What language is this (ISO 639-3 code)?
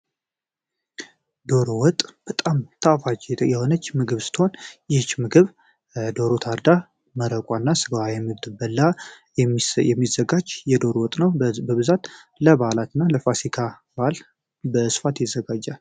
amh